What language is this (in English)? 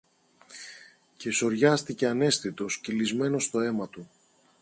Greek